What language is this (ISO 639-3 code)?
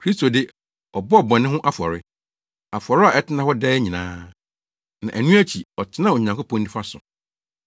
aka